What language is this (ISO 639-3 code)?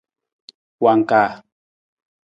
nmz